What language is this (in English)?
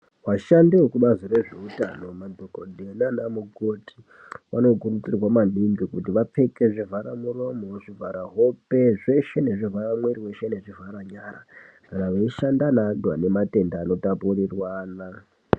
Ndau